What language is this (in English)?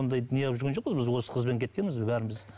Kazakh